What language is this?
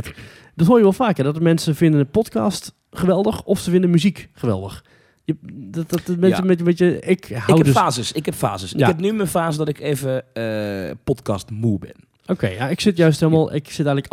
Dutch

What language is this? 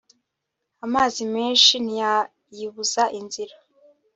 Kinyarwanda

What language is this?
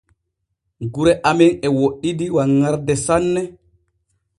Borgu Fulfulde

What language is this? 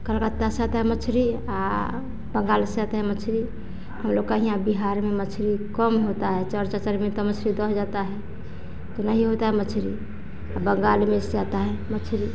Hindi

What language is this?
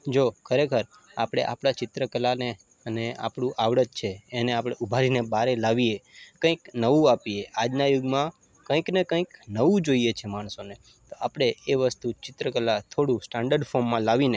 Gujarati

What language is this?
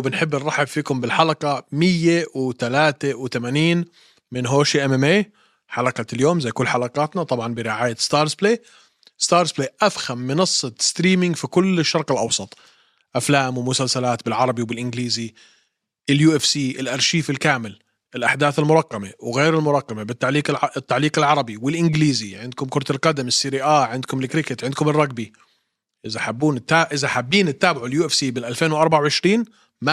Arabic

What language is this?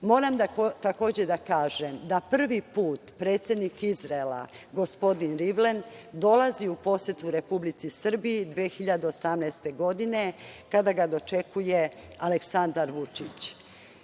Serbian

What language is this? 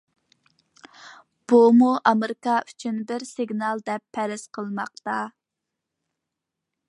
Uyghur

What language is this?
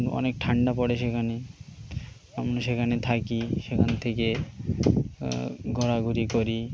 Bangla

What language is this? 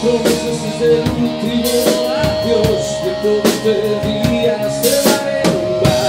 Thai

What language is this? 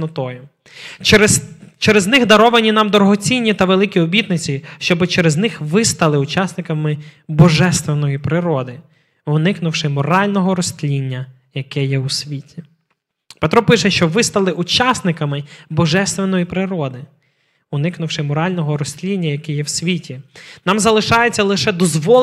Ukrainian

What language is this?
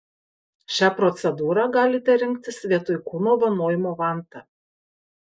Lithuanian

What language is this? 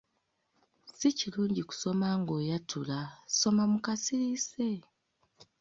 Ganda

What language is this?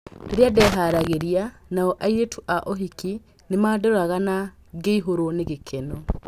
Kikuyu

